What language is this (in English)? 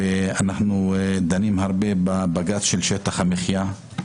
Hebrew